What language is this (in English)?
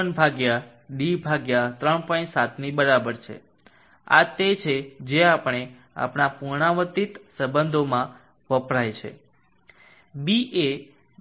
Gujarati